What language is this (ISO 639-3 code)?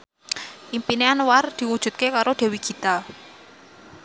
jav